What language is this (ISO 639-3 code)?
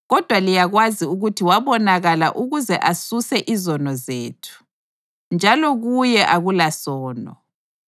nde